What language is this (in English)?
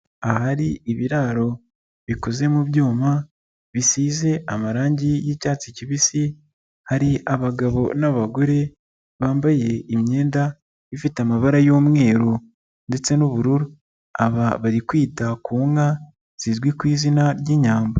Kinyarwanda